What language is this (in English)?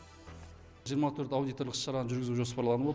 Kazakh